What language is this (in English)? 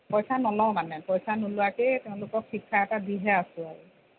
Assamese